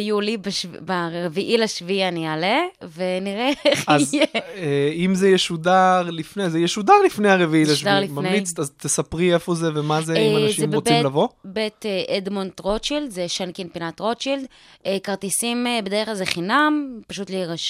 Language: Hebrew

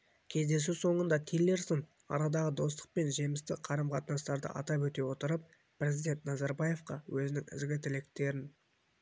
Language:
Kazakh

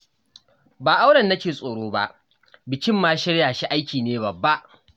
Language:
Hausa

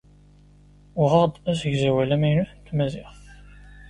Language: Kabyle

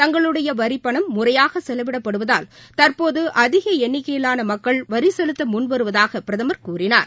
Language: Tamil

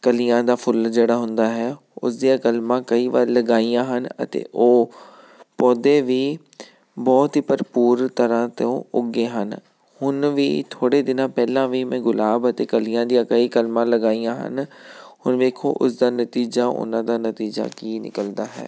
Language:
Punjabi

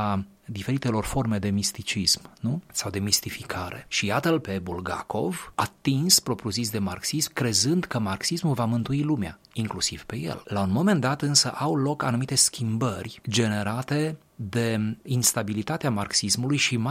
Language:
Romanian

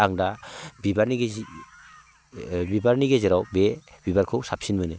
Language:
Bodo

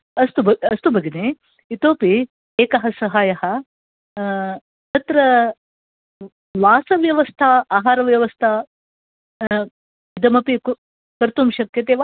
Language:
Sanskrit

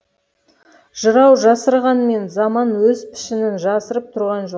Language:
Kazakh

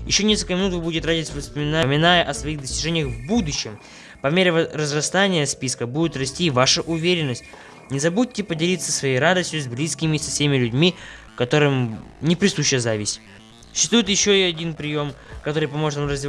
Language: Russian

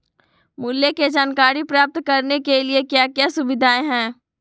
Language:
Magahi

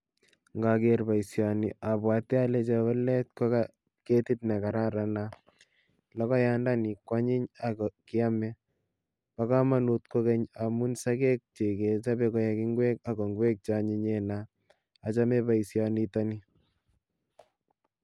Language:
Kalenjin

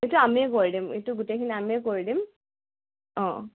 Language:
Assamese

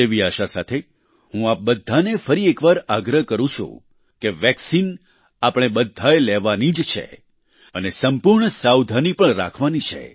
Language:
Gujarati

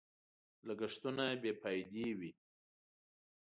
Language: Pashto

